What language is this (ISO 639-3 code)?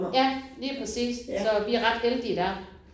dan